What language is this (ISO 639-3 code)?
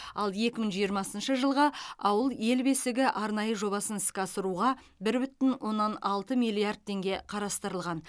kaz